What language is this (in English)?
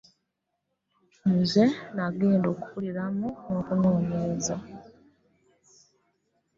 Ganda